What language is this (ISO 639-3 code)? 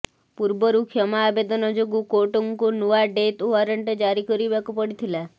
ori